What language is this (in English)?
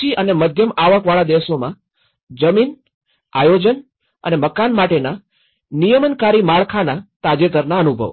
Gujarati